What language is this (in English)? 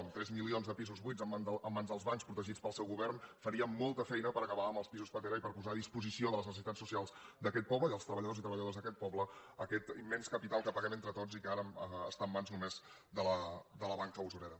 Catalan